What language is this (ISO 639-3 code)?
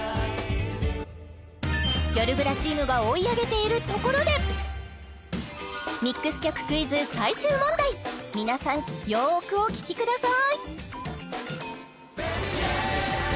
jpn